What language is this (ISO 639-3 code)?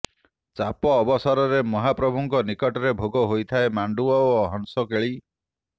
ori